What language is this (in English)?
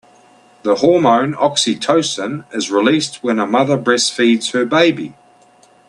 English